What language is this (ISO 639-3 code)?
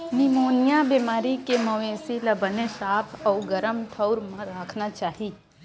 hne